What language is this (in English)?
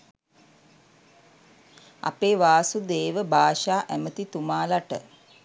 Sinhala